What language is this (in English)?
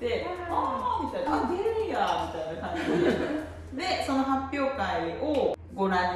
Japanese